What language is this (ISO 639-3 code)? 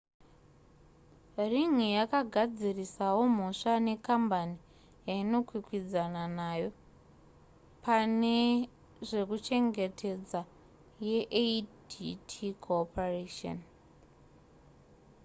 sna